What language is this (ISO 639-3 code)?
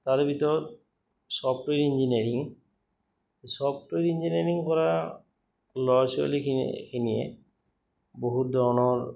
asm